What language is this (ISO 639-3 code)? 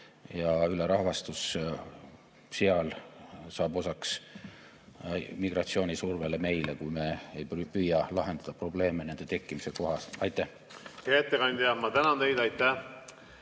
est